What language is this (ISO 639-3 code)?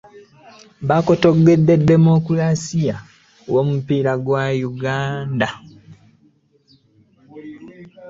lug